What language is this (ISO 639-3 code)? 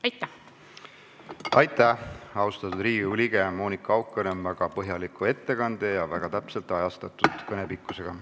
est